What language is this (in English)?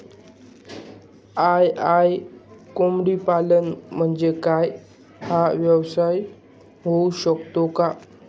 Marathi